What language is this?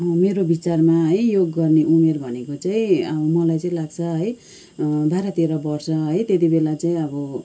Nepali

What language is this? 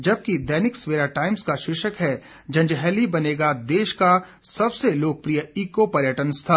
Hindi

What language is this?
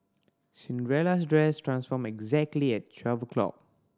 English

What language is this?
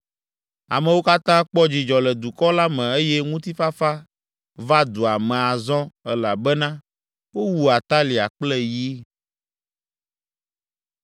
Ewe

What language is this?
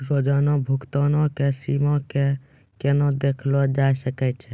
Maithili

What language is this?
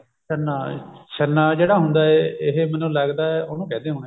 Punjabi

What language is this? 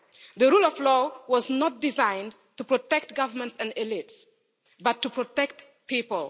English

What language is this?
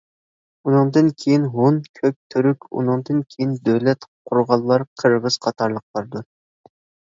Uyghur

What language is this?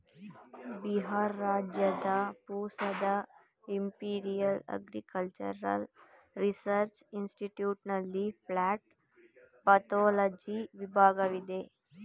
Kannada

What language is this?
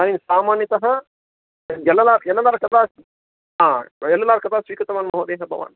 Sanskrit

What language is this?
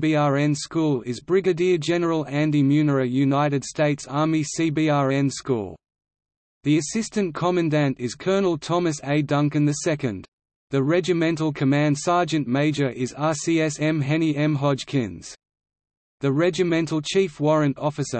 English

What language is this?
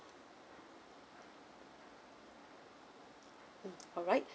English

